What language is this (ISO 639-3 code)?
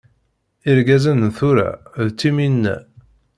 kab